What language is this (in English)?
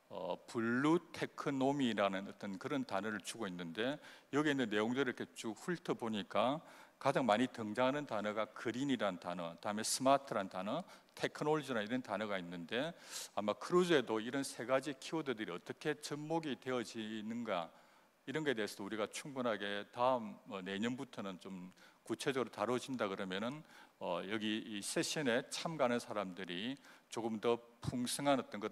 Korean